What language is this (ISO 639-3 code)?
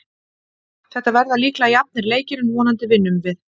isl